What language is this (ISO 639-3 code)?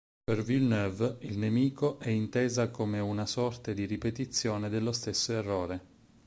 ita